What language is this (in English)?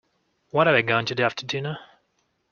English